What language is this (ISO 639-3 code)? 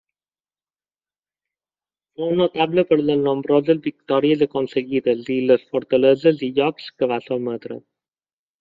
cat